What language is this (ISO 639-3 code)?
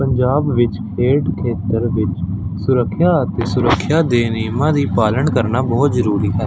pan